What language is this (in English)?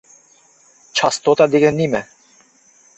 Uyghur